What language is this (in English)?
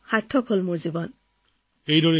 Assamese